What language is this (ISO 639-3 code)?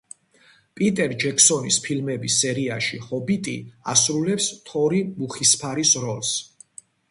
kat